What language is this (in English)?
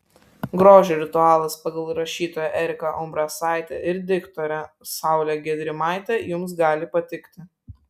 Lithuanian